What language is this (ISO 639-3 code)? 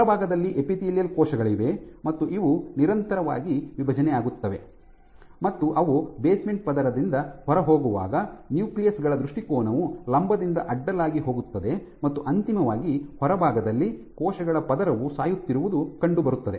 kan